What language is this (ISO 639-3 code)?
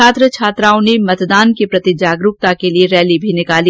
hin